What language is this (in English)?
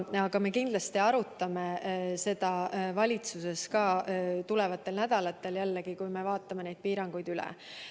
Estonian